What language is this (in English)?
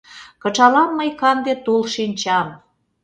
Mari